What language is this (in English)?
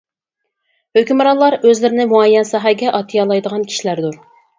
Uyghur